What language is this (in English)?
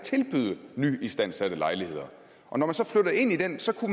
Danish